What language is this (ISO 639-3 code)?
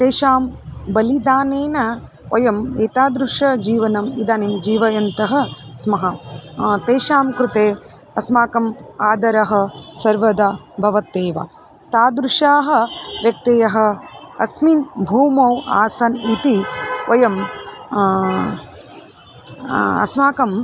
san